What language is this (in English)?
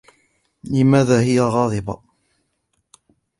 Arabic